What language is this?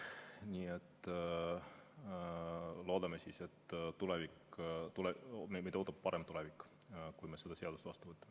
Estonian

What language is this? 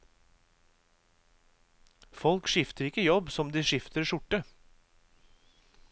Norwegian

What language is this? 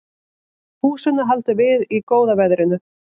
Icelandic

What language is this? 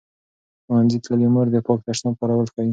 Pashto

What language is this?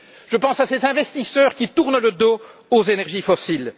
French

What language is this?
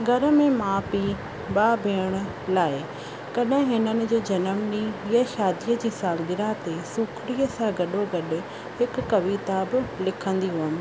Sindhi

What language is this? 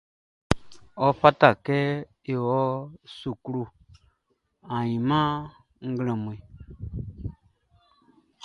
Baoulé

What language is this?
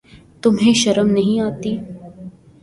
Urdu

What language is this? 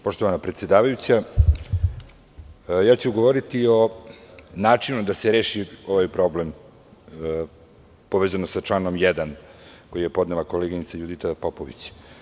Serbian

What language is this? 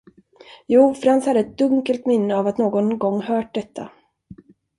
Swedish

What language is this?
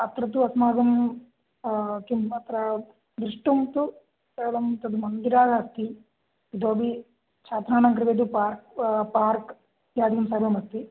Sanskrit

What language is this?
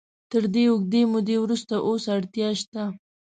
Pashto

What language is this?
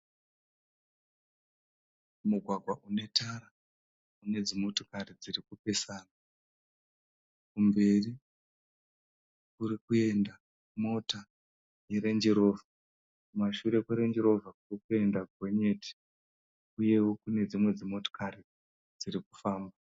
Shona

